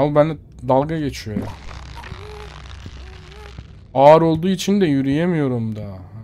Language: Turkish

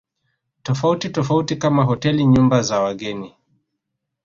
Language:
Swahili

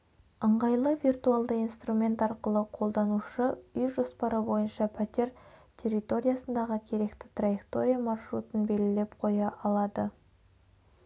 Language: Kazakh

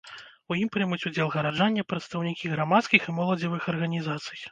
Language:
Belarusian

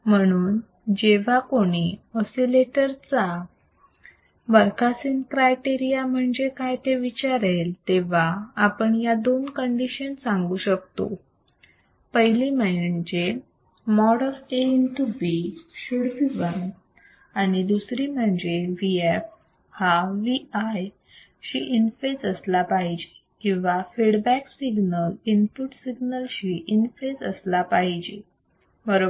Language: Marathi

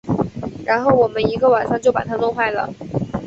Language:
Chinese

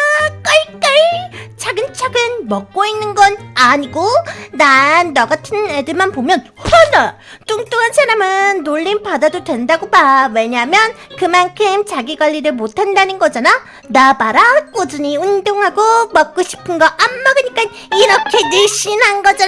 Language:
Korean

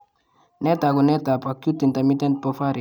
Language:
Kalenjin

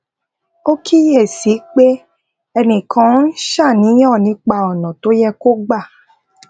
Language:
Yoruba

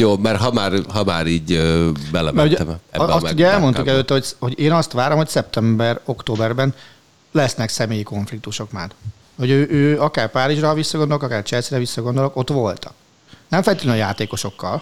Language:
Hungarian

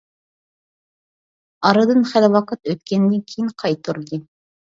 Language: Uyghur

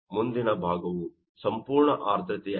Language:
Kannada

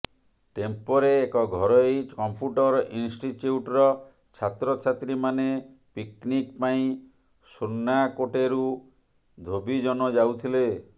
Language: Odia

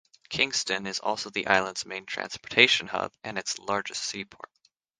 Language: English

